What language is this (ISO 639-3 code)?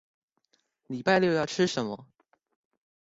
zho